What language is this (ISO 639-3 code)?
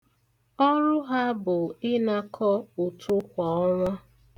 ibo